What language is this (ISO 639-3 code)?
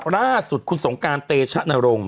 tha